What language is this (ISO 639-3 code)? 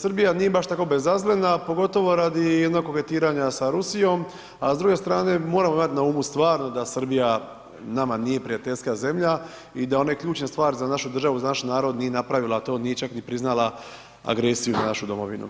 hrv